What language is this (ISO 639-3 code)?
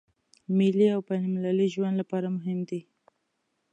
pus